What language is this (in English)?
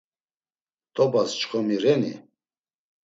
Laz